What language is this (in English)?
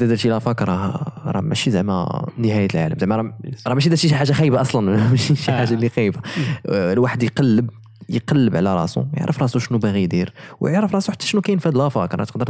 Arabic